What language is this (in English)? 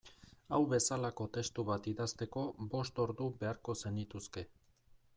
Basque